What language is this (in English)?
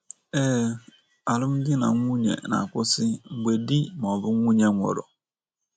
Igbo